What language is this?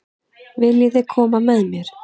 Icelandic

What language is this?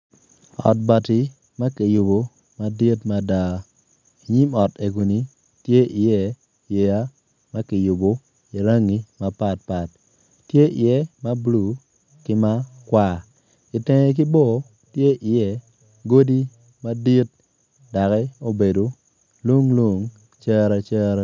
Acoli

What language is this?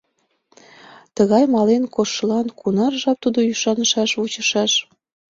Mari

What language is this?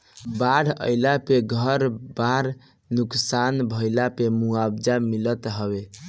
Bhojpuri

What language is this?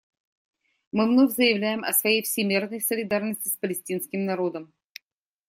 Russian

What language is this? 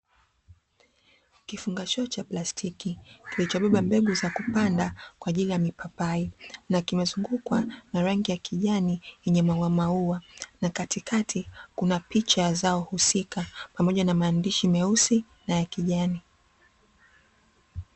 Swahili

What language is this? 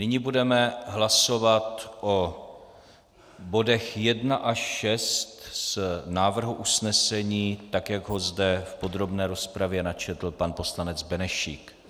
Czech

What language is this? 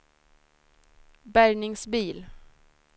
Swedish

